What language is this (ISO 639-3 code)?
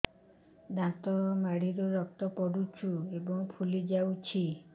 ori